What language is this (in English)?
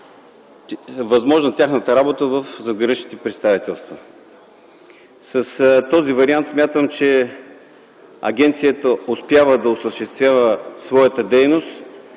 Bulgarian